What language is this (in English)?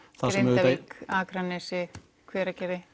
Icelandic